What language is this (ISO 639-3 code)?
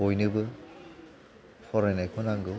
brx